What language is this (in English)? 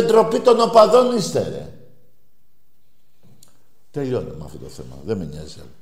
Greek